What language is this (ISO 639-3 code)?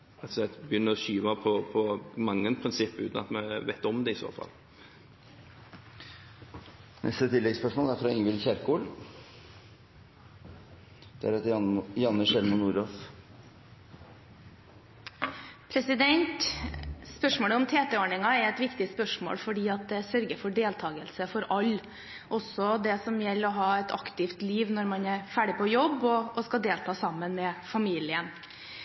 nor